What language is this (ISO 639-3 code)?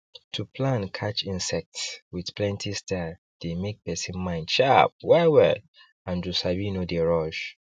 pcm